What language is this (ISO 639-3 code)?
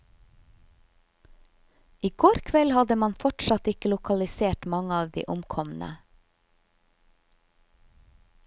nor